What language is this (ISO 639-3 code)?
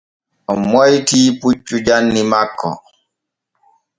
fue